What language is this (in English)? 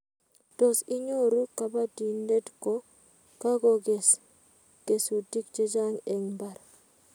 Kalenjin